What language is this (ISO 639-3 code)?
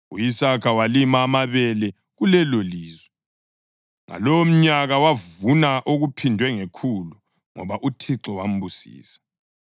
nde